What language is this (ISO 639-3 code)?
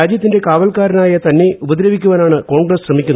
mal